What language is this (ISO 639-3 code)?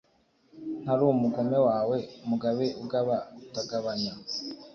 kin